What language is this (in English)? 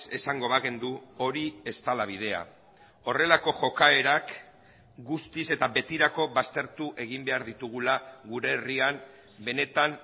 Basque